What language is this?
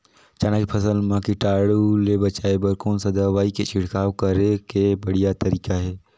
Chhattisgarhi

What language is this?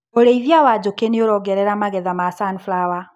Kikuyu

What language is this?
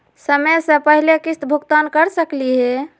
Magahi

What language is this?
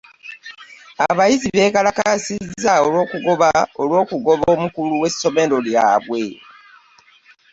Ganda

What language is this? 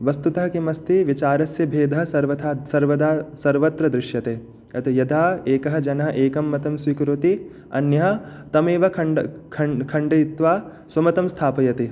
Sanskrit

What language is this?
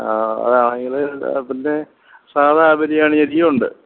Malayalam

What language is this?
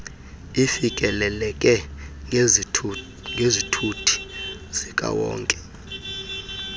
Xhosa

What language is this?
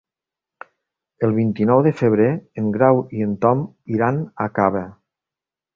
Catalan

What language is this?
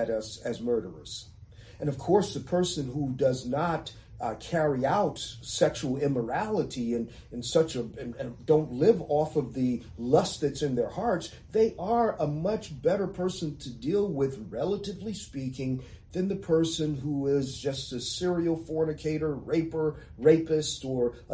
English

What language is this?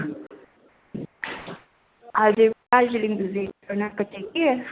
Nepali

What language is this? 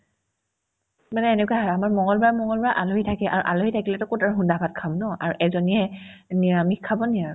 Assamese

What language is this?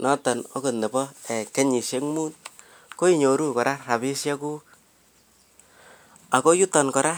Kalenjin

